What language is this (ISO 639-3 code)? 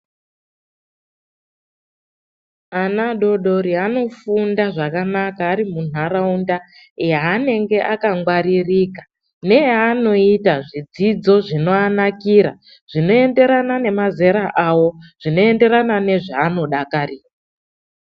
ndc